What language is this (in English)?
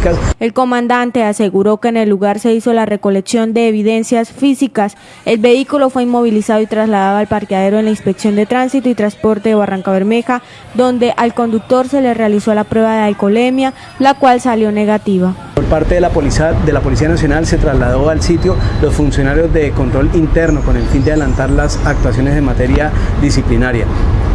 Spanish